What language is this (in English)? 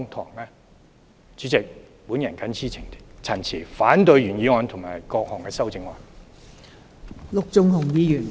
Cantonese